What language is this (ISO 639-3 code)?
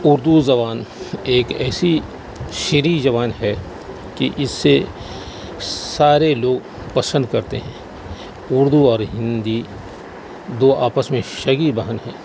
urd